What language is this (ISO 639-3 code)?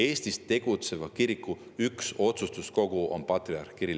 est